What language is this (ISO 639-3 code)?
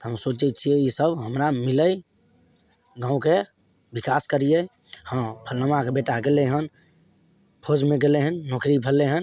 mai